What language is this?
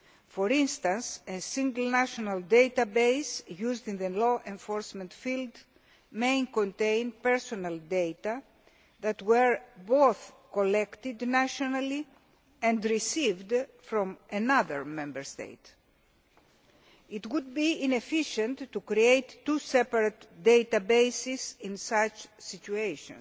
English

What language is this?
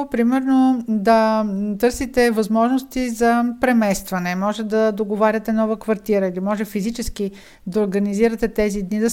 Bulgarian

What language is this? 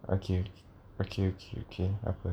English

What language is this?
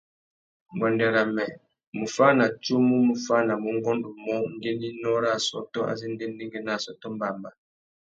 Tuki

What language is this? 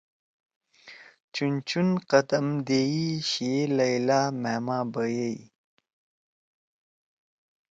Torwali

